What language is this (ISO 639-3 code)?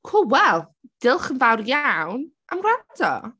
cym